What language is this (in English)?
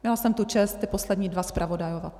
Czech